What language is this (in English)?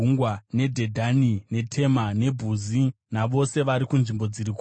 Shona